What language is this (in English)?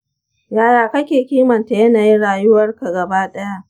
Hausa